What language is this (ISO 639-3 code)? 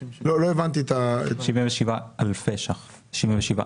heb